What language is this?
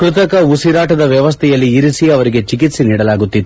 Kannada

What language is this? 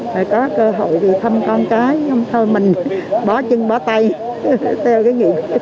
Vietnamese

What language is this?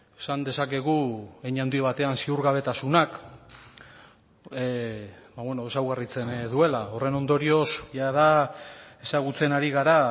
Basque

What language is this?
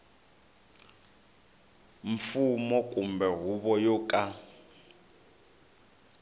Tsonga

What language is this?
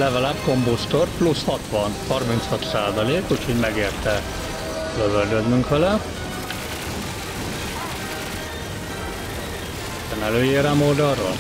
Hungarian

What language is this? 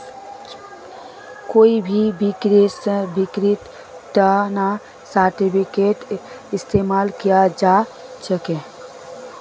Magahi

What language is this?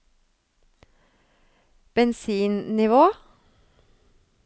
Norwegian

